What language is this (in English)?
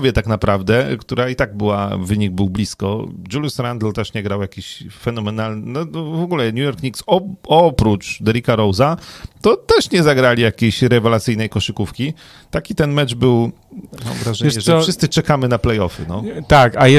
Polish